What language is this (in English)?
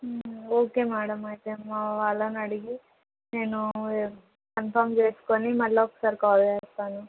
Telugu